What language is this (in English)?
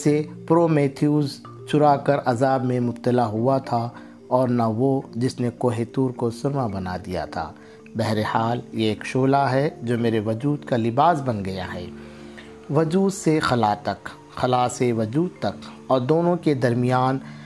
Urdu